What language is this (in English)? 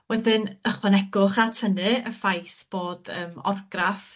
Welsh